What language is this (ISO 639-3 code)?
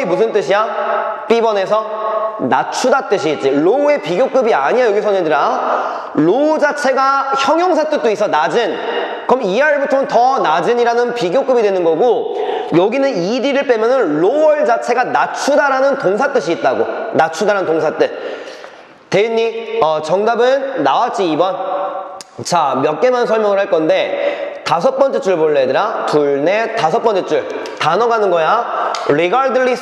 kor